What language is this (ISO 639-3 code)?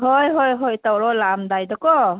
mni